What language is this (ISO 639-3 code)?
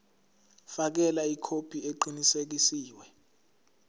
zul